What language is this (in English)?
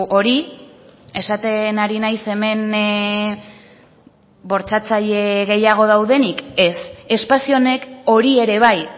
Basque